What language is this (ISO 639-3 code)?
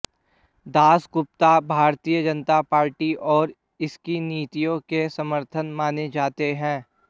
hin